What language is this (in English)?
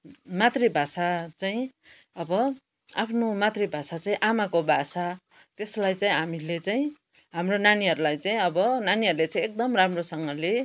Nepali